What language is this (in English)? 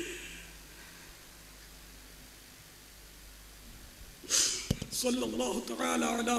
Hindi